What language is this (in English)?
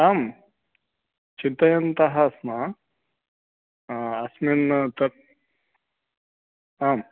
Sanskrit